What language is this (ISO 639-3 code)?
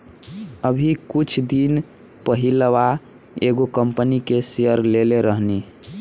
bho